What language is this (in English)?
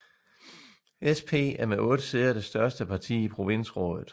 Danish